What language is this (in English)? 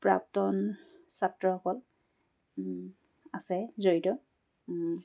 Assamese